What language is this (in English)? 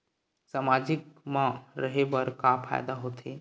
Chhattisgarhi